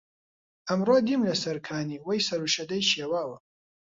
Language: Central Kurdish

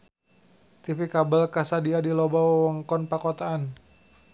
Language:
Sundanese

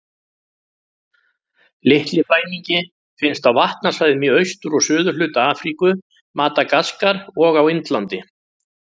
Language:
Icelandic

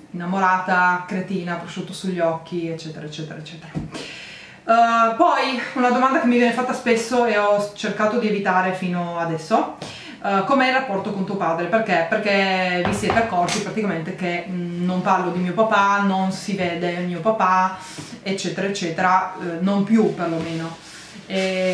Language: Italian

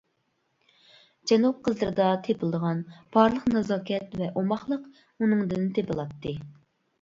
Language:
Uyghur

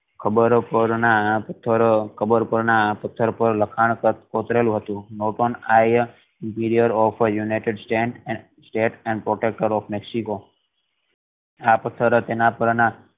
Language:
Gujarati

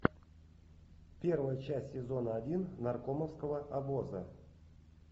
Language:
Russian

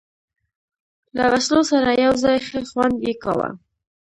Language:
Pashto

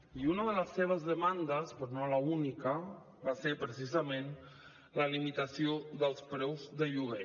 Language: Catalan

